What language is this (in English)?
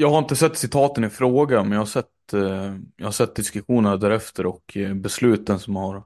Swedish